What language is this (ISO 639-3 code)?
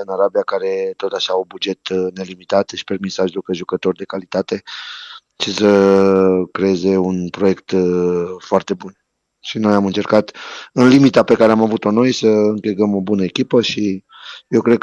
ron